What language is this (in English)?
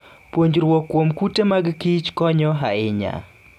Luo (Kenya and Tanzania)